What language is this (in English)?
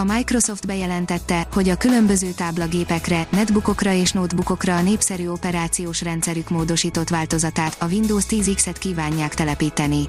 Hungarian